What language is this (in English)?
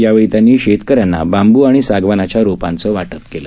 Marathi